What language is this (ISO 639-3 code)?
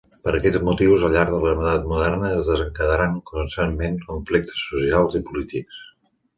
cat